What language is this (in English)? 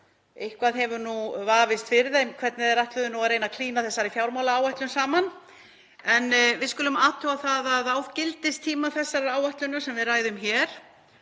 Icelandic